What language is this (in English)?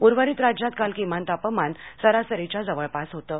Marathi